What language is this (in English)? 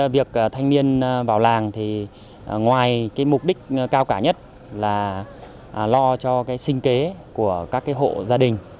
Vietnamese